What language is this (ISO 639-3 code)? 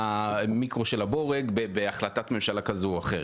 heb